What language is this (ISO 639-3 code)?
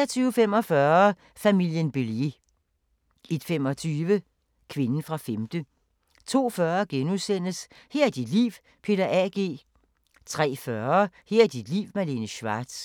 dan